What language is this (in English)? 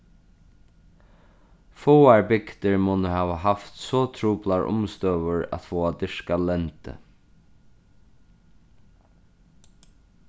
Faroese